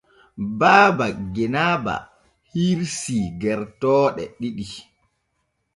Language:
Borgu Fulfulde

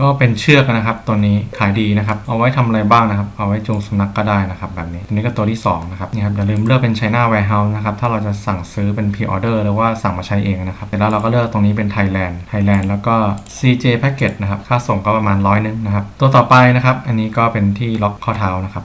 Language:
Thai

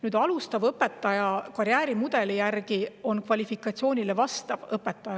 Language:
Estonian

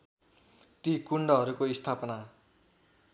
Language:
Nepali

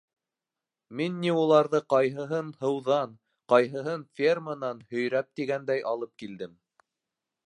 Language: Bashkir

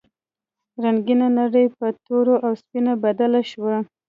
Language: Pashto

